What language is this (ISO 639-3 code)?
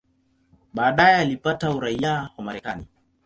swa